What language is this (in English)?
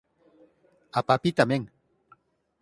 Galician